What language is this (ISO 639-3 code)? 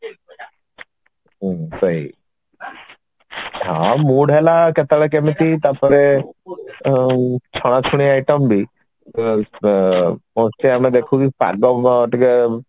ori